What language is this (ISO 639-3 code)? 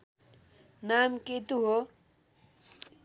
nep